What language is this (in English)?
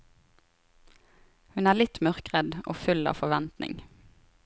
Norwegian